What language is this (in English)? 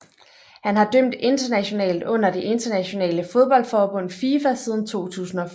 Danish